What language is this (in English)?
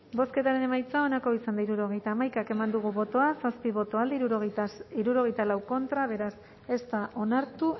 Basque